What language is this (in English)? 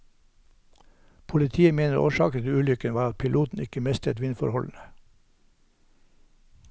Norwegian